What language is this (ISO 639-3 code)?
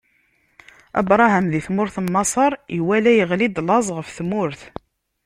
kab